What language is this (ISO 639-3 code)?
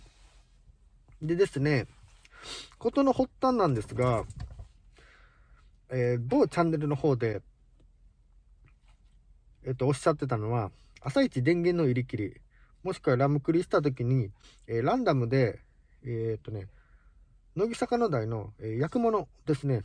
jpn